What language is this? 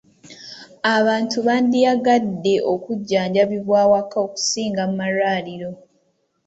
Ganda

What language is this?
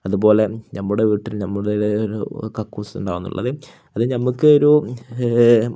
Malayalam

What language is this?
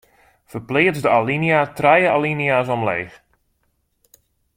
Western Frisian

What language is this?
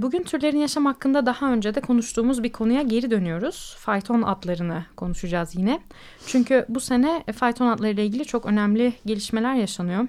Turkish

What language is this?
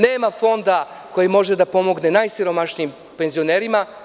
Serbian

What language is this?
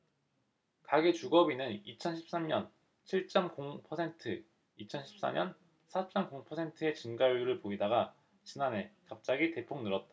Korean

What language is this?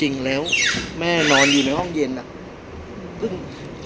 Thai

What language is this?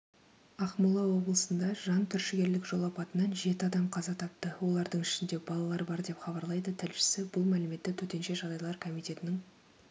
Kazakh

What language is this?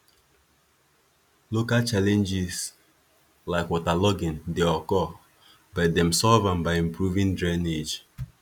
Nigerian Pidgin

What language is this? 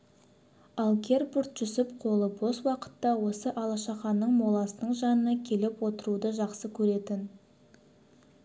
Kazakh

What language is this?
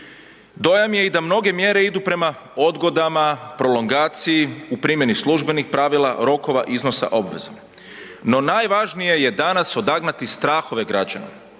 Croatian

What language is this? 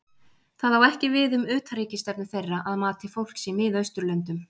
Icelandic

